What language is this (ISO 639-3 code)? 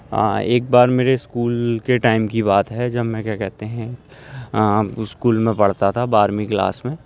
urd